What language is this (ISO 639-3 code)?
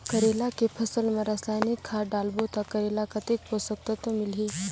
hne